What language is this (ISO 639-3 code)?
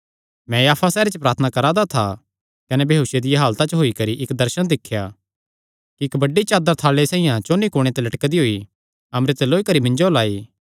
xnr